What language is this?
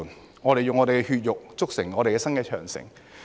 Cantonese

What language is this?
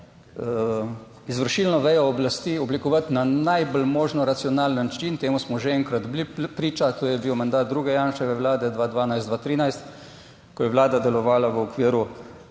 Slovenian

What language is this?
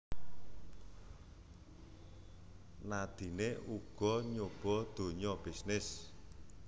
Javanese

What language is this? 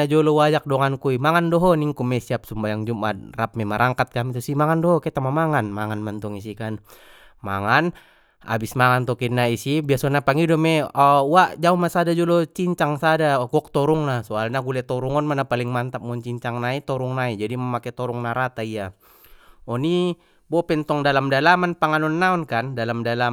Batak Mandailing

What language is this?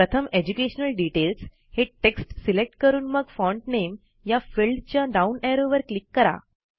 Marathi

